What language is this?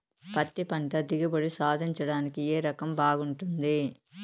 Telugu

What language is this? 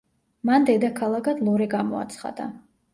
Georgian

